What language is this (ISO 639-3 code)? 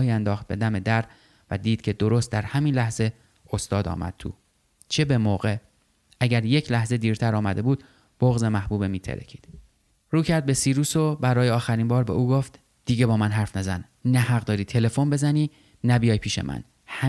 fas